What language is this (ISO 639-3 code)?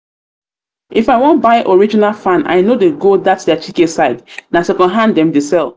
pcm